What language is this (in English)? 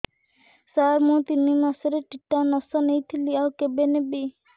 Odia